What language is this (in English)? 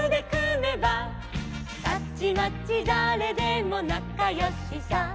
Japanese